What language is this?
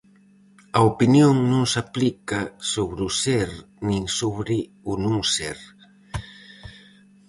Galician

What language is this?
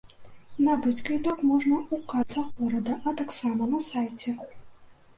Belarusian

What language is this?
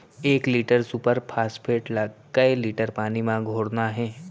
Chhattisgarhi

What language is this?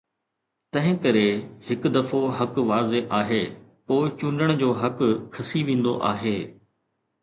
Sindhi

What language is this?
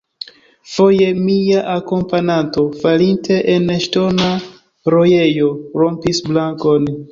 Esperanto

